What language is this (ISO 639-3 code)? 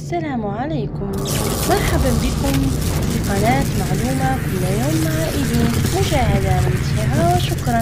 ara